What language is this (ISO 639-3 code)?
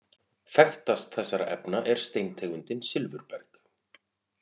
isl